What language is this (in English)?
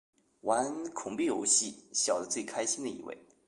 Chinese